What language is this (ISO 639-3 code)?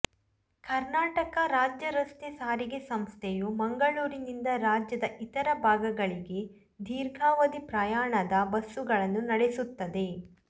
kan